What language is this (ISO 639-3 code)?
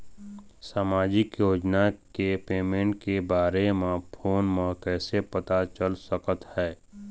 hne